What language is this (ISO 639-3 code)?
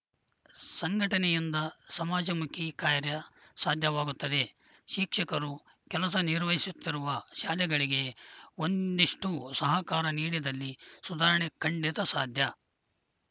kan